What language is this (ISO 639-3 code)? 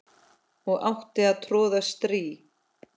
isl